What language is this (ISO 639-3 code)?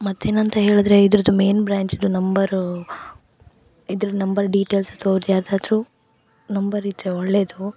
kan